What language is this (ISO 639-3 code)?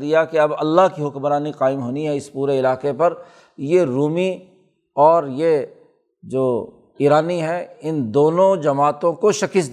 urd